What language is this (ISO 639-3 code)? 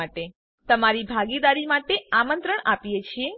guj